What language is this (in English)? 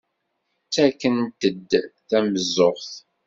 Kabyle